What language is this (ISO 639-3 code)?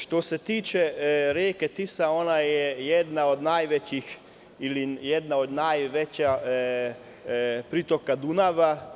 srp